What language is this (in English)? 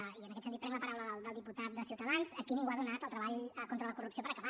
Catalan